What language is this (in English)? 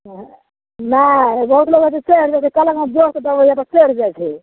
Maithili